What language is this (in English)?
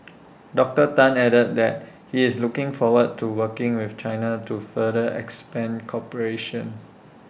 English